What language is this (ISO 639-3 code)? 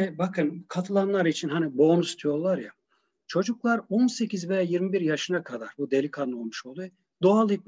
tur